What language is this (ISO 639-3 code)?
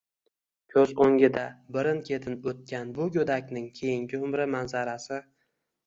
uzb